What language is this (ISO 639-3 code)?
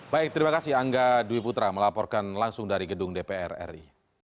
ind